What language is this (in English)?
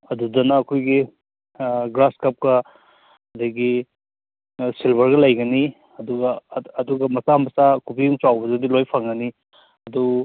Manipuri